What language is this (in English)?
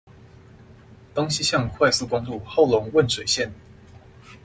Chinese